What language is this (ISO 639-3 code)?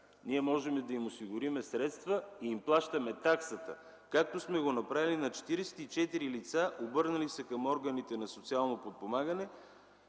bul